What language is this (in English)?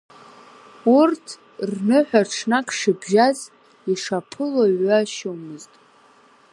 Abkhazian